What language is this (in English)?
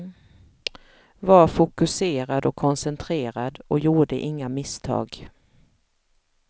Swedish